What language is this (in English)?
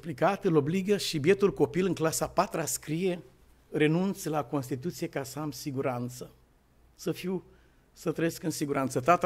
Romanian